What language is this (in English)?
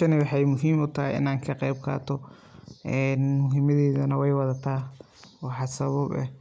Somali